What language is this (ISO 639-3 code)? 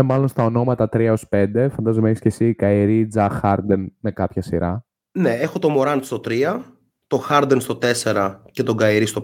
ell